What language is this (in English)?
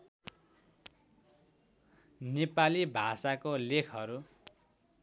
Nepali